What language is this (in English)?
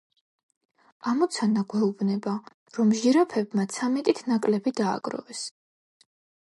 Georgian